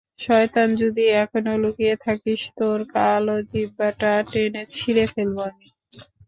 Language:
Bangla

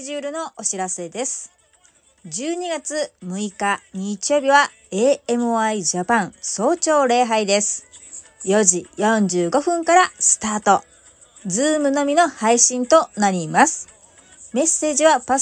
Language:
Japanese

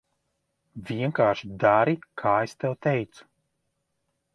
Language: Latvian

